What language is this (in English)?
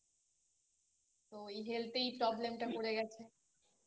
Bangla